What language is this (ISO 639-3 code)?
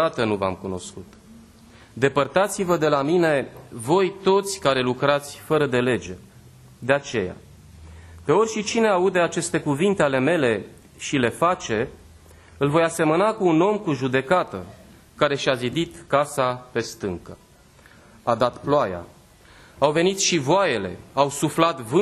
ron